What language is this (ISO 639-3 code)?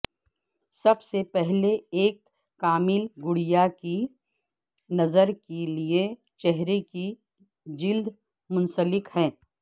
urd